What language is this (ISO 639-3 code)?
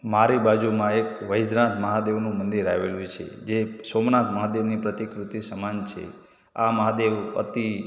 guj